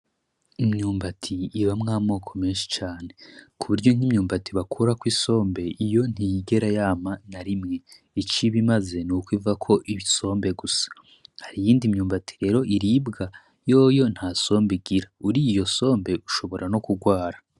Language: Rundi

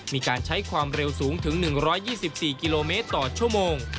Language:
Thai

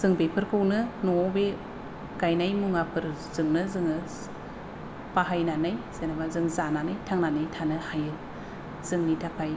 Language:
Bodo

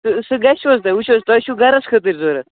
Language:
Kashmiri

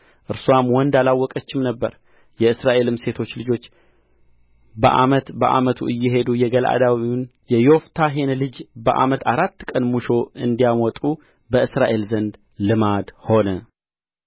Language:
Amharic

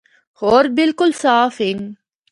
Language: Northern Hindko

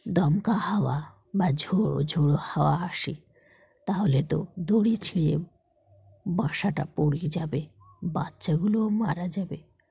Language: Bangla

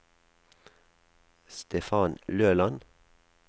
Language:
Norwegian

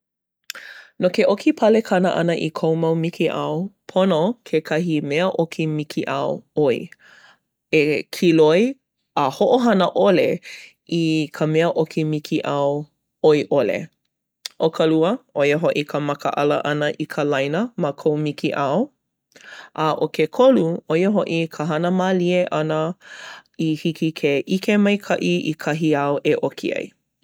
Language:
Hawaiian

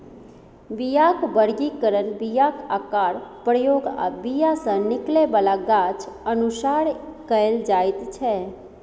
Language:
Maithili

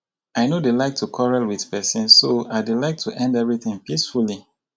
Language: Nigerian Pidgin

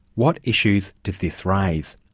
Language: English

